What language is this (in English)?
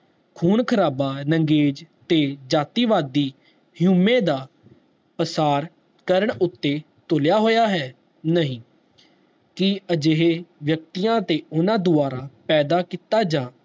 Punjabi